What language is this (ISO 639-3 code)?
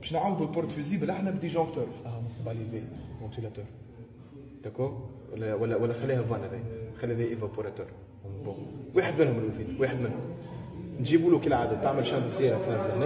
ara